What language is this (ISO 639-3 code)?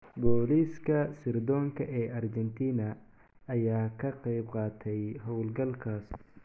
som